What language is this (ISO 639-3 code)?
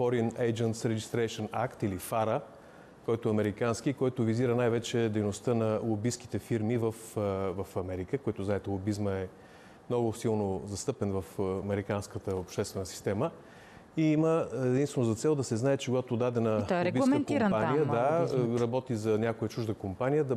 bul